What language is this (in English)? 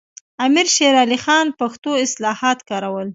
Pashto